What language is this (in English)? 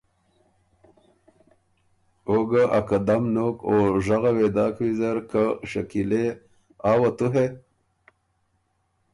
Ormuri